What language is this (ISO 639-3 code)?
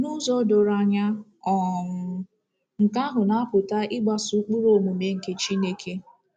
ibo